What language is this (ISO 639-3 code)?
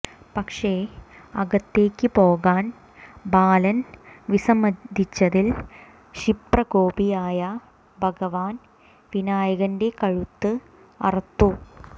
mal